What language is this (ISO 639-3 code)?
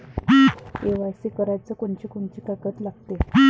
mar